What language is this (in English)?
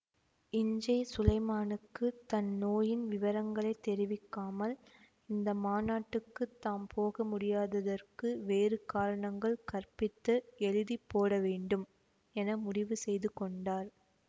Tamil